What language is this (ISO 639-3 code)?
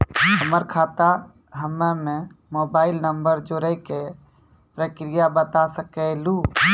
mai